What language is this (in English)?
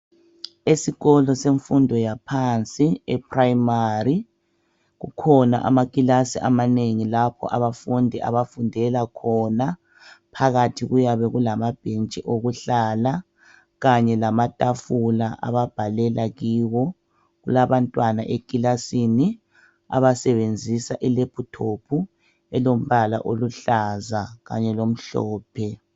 North Ndebele